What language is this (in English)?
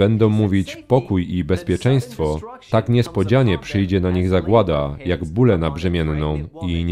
Polish